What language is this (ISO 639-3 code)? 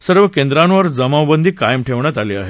mar